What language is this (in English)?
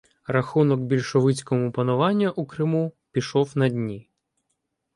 Ukrainian